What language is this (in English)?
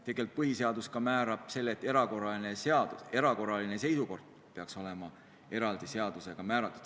Estonian